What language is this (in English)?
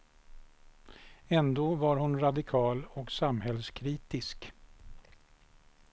Swedish